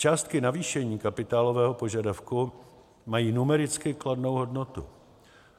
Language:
Czech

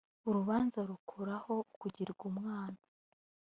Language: Kinyarwanda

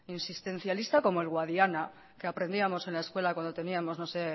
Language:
Spanish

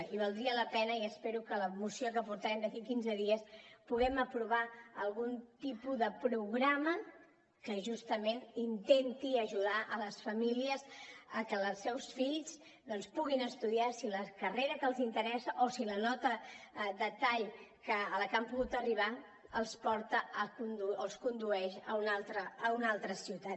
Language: Catalan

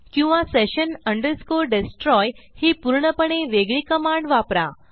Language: Marathi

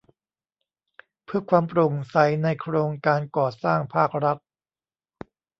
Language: Thai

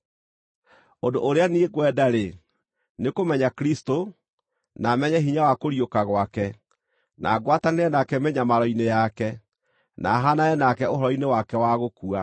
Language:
Kikuyu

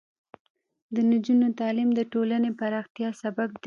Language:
Pashto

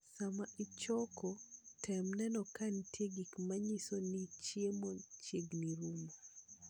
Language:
Luo (Kenya and Tanzania)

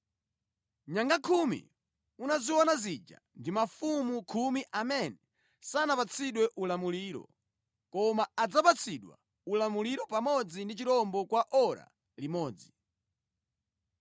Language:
Nyanja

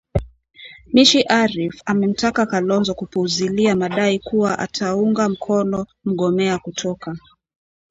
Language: Swahili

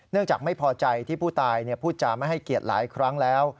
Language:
Thai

